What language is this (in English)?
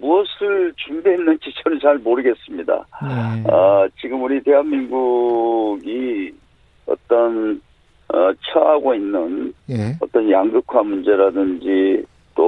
Korean